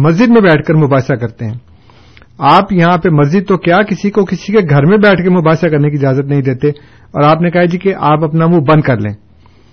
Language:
Urdu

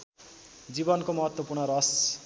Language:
Nepali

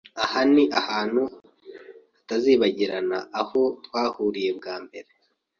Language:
Kinyarwanda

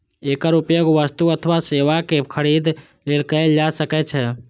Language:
Maithili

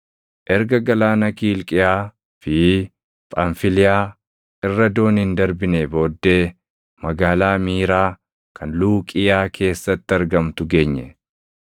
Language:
Oromo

